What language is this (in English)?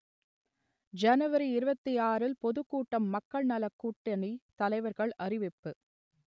Tamil